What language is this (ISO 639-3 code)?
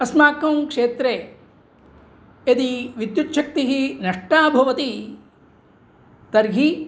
san